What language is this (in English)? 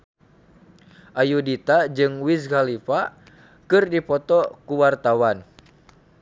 Sundanese